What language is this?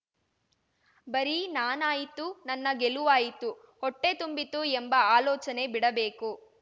Kannada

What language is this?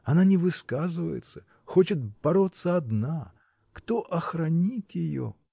Russian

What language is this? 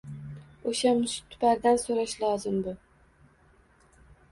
Uzbek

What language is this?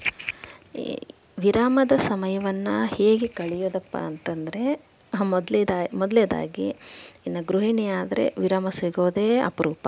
Kannada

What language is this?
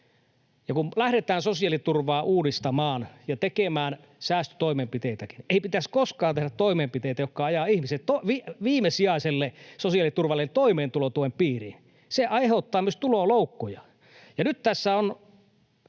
Finnish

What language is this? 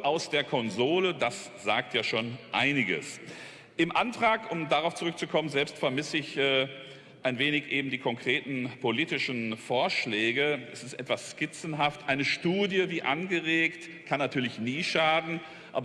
German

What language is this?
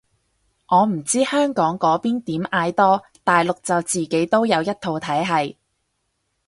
Cantonese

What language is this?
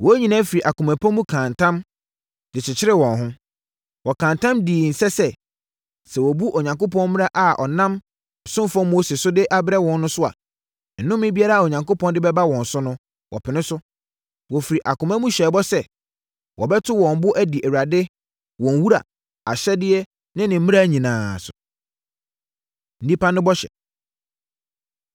Akan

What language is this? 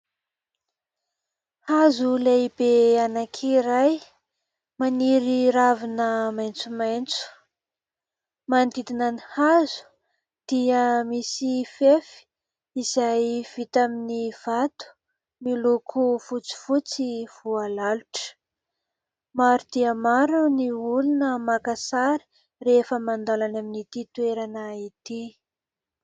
Malagasy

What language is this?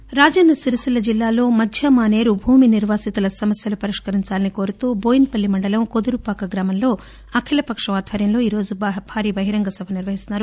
Telugu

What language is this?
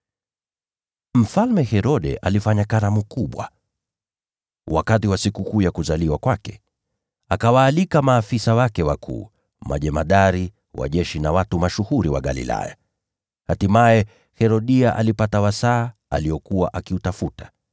Swahili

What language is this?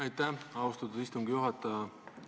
Estonian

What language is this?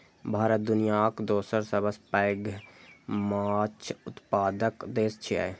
Maithili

